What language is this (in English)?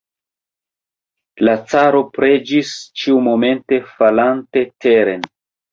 Esperanto